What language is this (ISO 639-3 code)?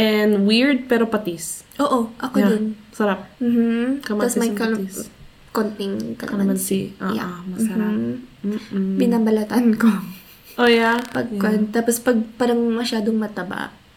fil